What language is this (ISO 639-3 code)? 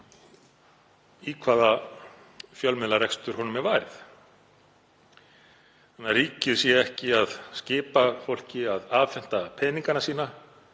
isl